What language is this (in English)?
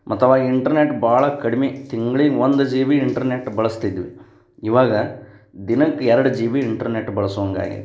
Kannada